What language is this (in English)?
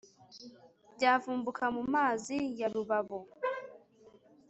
Kinyarwanda